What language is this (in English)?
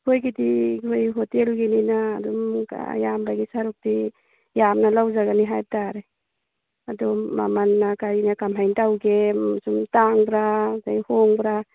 Manipuri